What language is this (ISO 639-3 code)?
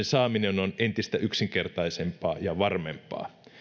fin